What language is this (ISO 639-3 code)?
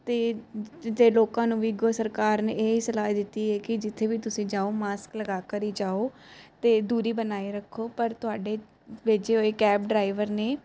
pan